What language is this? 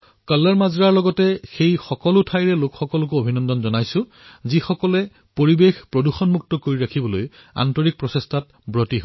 Assamese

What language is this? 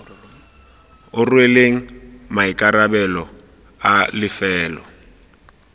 Tswana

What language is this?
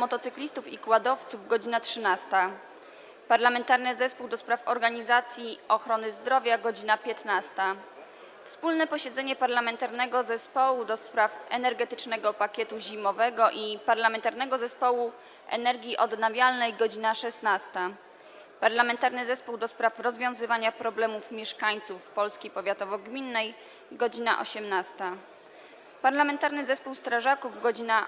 Polish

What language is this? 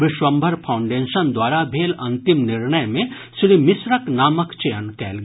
Maithili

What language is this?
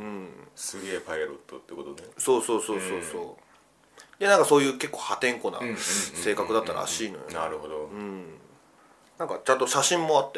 Japanese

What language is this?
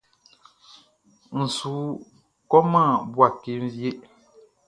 Baoulé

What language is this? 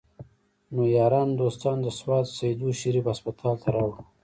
Pashto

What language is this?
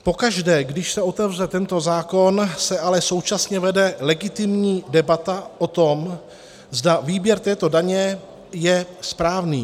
Czech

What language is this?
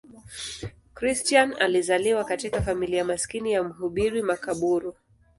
Swahili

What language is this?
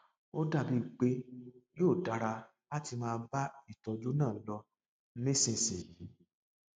Yoruba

